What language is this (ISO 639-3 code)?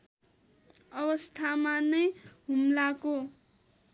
nep